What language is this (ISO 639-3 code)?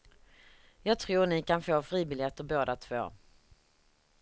swe